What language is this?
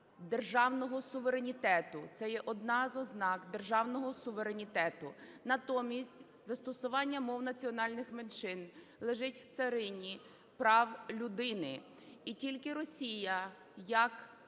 Ukrainian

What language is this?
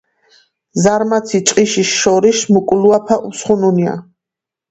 Georgian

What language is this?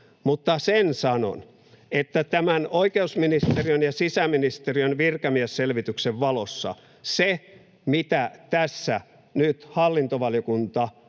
Finnish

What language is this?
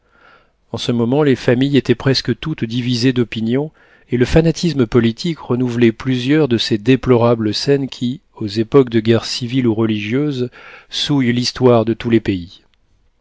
French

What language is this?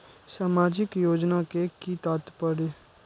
Maithili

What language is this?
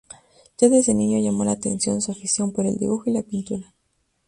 Spanish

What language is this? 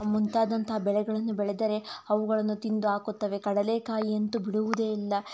Kannada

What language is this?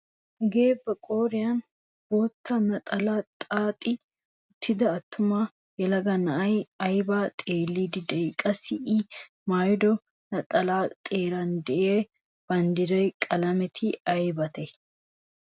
Wolaytta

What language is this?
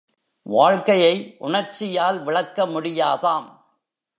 Tamil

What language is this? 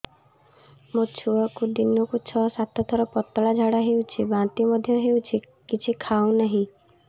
Odia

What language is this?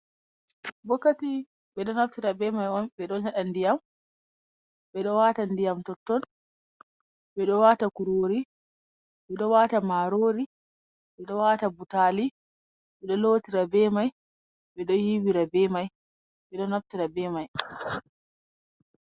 Fula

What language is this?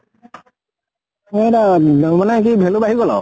Assamese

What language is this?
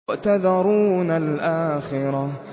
Arabic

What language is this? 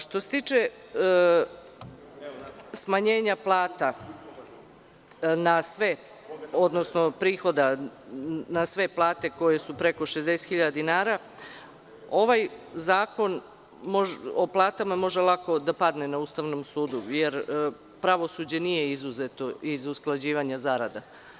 Serbian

